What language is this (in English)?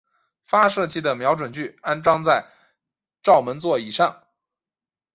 Chinese